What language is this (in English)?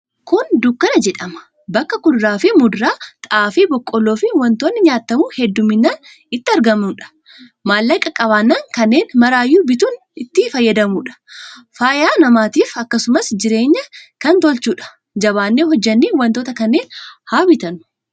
Oromo